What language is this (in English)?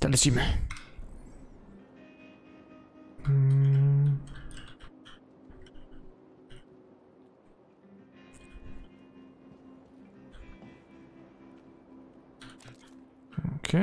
Polish